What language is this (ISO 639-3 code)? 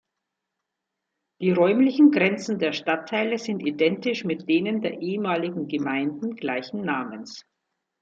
deu